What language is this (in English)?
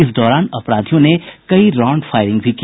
Hindi